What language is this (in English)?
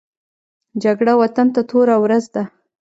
Pashto